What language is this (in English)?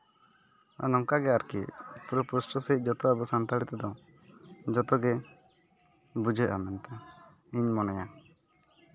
Santali